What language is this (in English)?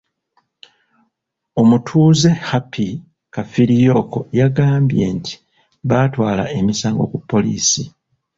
Ganda